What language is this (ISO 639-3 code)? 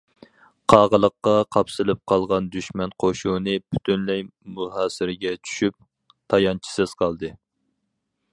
uig